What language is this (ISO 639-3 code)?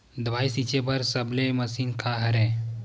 hne